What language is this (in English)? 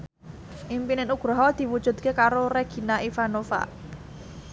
Javanese